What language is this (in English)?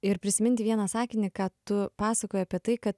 Lithuanian